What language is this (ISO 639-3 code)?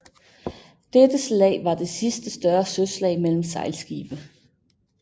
dan